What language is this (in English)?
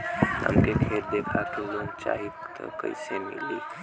Bhojpuri